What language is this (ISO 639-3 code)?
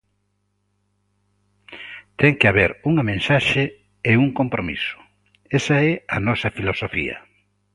glg